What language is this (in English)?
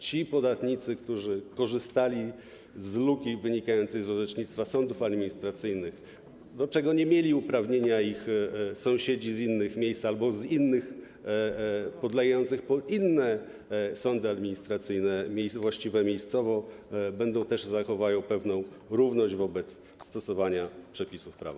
Polish